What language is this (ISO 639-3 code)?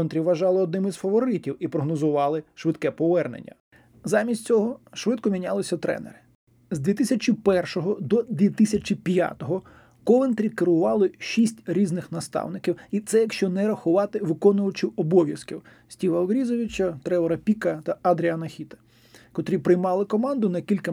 ukr